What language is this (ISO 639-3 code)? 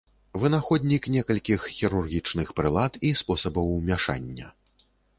bel